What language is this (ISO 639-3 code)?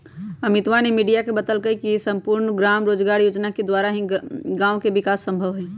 mag